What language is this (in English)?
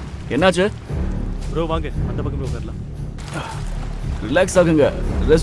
Tamil